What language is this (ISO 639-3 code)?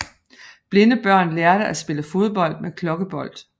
dan